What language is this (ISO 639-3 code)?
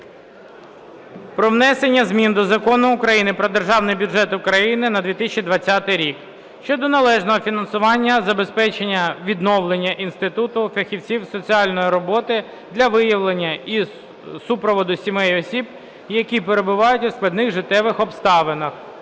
ukr